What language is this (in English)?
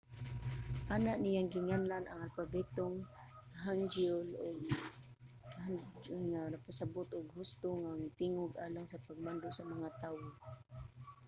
Cebuano